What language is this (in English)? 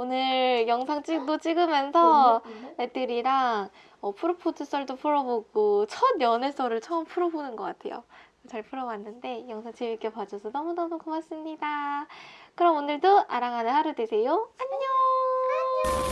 Korean